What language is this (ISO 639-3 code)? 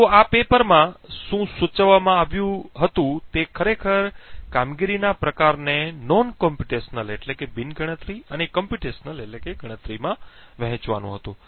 guj